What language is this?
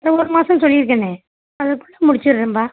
Tamil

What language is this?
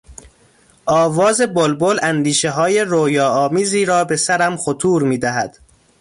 Persian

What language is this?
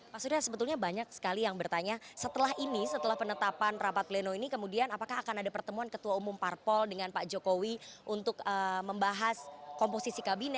Indonesian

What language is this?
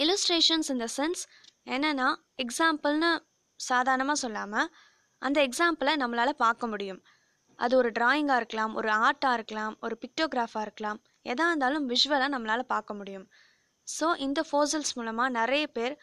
Tamil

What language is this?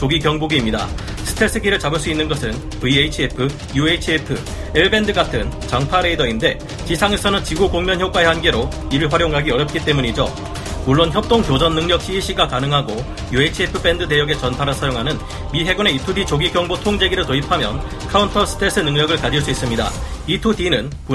Korean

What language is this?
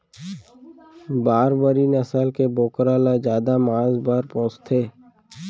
Chhattisgarhi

